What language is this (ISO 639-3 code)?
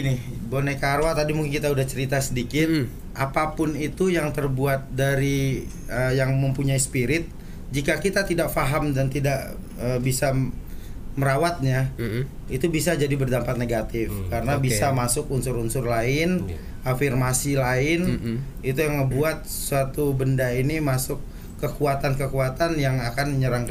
ind